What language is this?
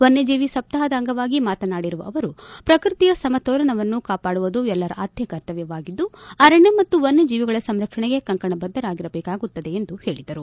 Kannada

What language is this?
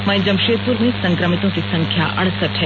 Hindi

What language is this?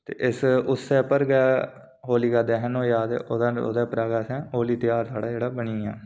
Dogri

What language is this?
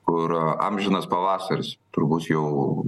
Lithuanian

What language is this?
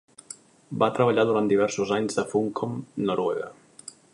Catalan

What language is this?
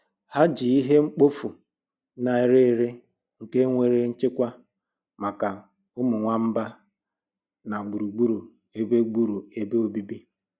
Igbo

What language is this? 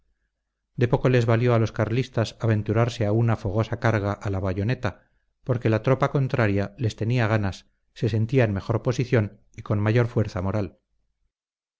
Spanish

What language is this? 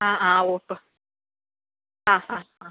Malayalam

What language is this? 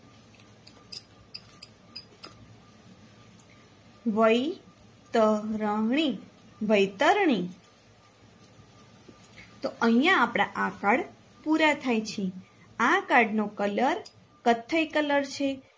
Gujarati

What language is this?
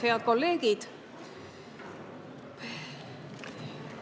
Estonian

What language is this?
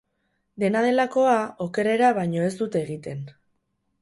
Basque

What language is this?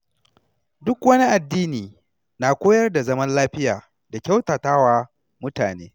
Hausa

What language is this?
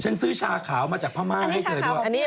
Thai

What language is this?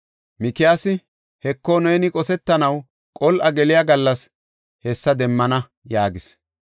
Gofa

